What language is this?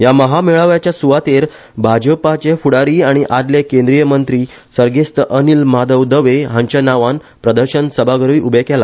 Konkani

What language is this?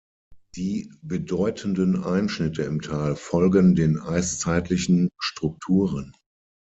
German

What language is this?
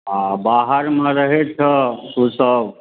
Maithili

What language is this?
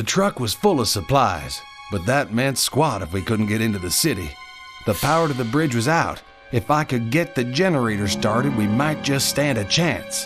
English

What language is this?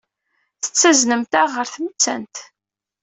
Kabyle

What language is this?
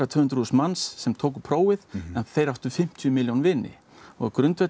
Icelandic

